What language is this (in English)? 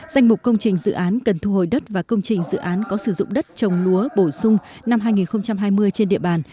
Vietnamese